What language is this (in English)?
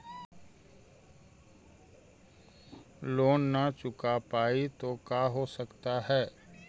Magahi